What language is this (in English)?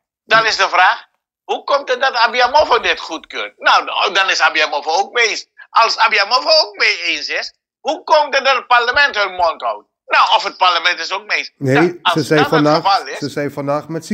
Dutch